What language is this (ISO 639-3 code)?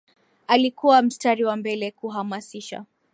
swa